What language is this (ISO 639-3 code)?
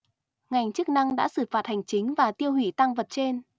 vie